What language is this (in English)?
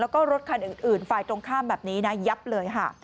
Thai